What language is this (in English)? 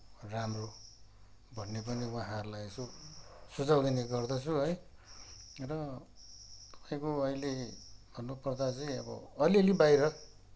Nepali